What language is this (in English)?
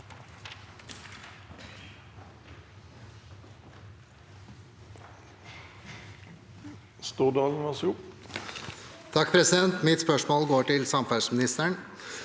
Norwegian